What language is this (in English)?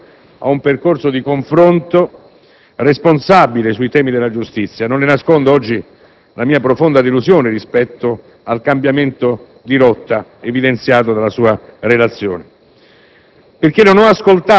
Italian